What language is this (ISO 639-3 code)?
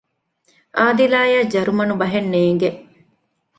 div